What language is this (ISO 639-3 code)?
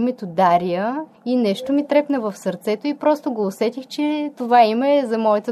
bul